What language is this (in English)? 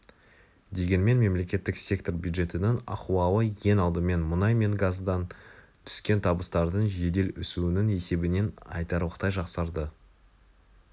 Kazakh